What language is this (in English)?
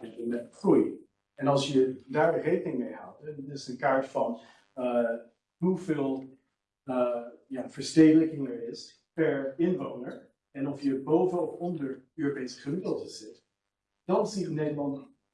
Dutch